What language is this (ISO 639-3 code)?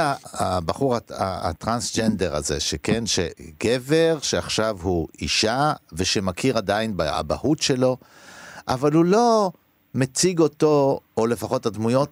heb